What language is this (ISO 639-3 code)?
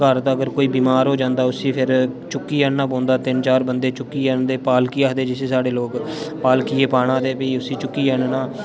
doi